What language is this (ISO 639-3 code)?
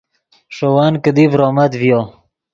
ydg